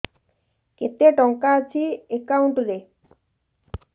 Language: Odia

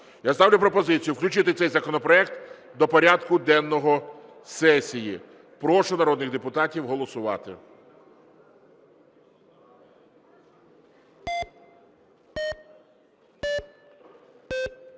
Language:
Ukrainian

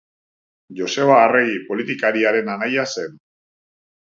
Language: Basque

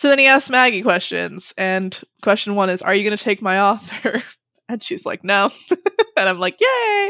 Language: English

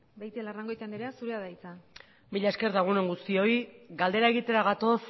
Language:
Basque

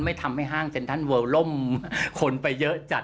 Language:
Thai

